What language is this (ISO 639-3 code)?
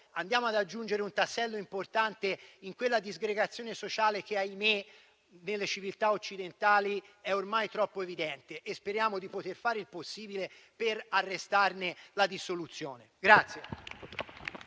ita